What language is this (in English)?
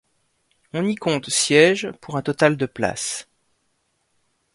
French